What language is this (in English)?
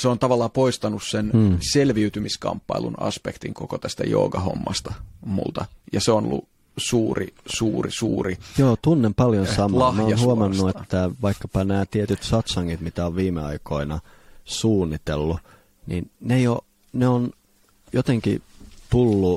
Finnish